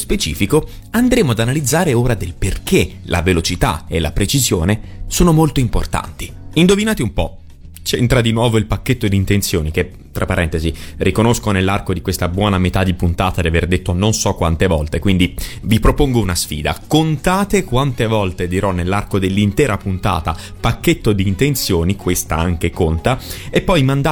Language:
Italian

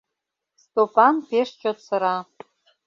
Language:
Mari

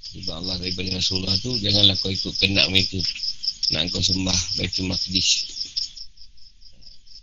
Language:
Malay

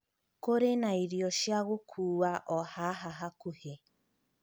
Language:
Kikuyu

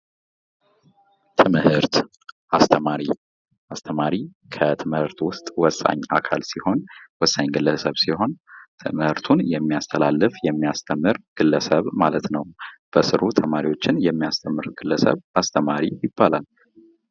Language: Amharic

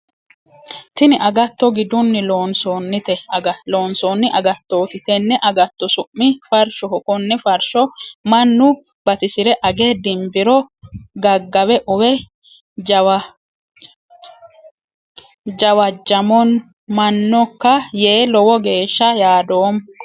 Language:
Sidamo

